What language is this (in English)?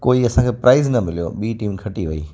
Sindhi